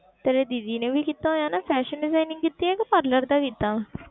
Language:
Punjabi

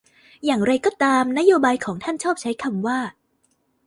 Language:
Thai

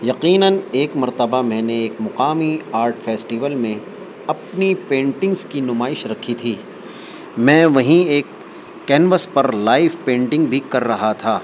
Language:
Urdu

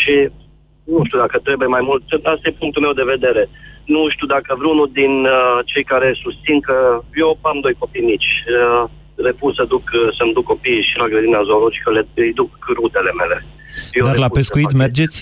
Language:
Romanian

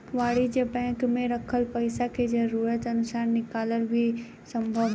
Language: Bhojpuri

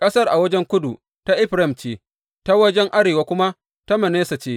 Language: Hausa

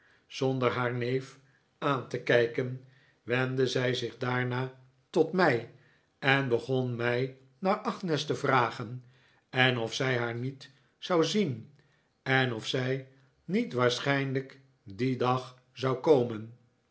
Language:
Dutch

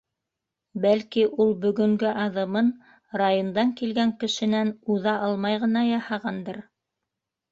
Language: Bashkir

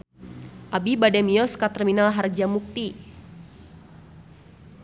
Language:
Sundanese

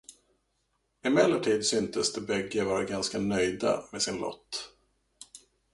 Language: Swedish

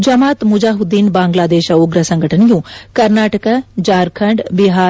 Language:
Kannada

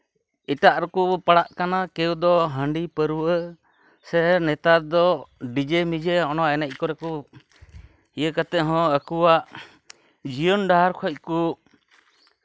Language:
Santali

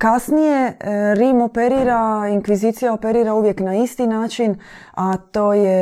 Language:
Croatian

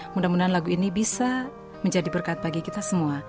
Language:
Indonesian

